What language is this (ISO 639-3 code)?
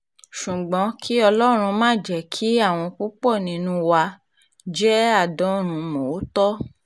yor